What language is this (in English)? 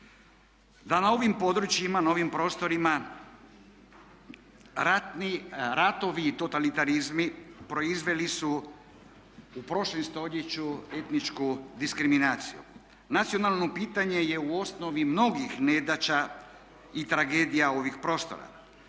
Croatian